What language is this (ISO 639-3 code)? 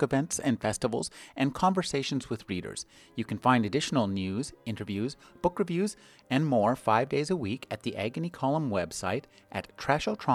eng